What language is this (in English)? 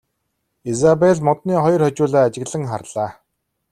Mongolian